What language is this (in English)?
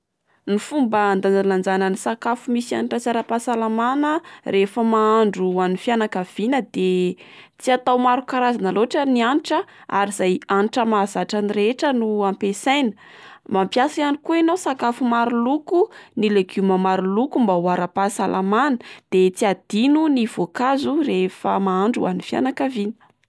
Malagasy